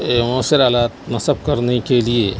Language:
Urdu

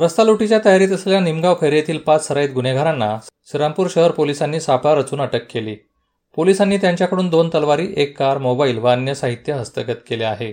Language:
Marathi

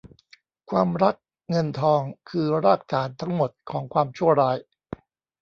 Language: Thai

